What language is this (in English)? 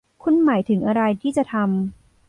Thai